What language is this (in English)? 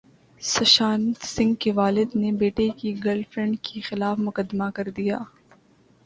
Urdu